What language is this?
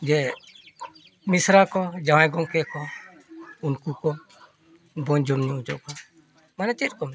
Santali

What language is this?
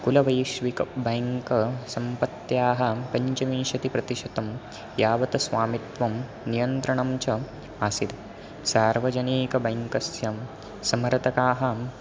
Sanskrit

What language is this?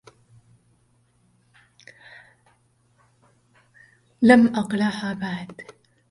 Arabic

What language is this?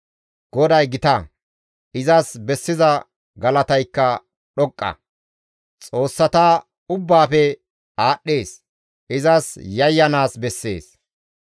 Gamo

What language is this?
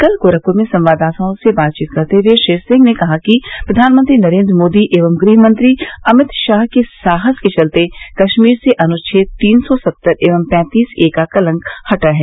Hindi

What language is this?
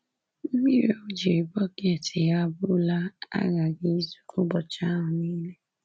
Igbo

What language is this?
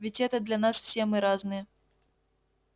Russian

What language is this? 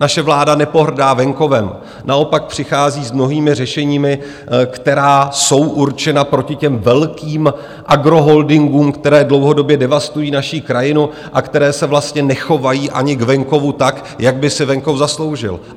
Czech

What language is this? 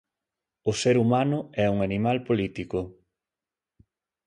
Galician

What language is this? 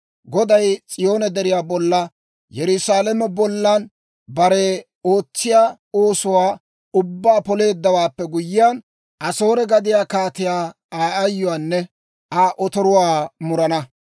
Dawro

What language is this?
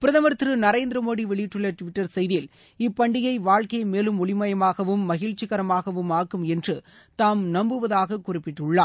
Tamil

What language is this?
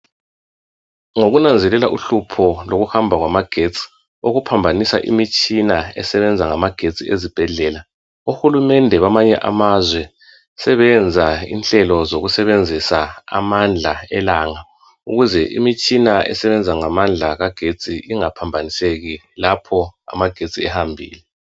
North Ndebele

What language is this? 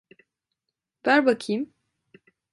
Turkish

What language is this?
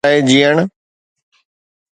Sindhi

